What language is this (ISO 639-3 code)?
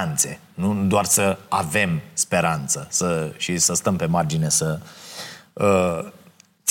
ron